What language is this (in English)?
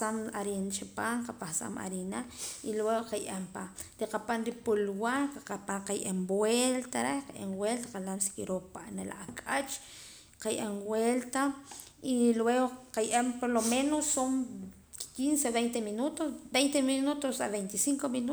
Poqomam